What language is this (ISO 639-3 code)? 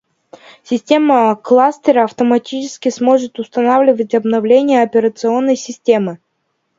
rus